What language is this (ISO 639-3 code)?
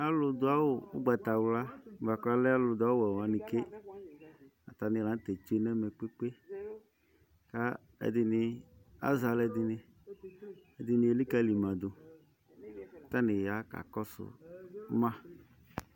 kpo